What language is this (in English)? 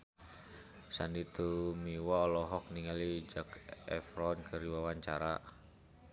Sundanese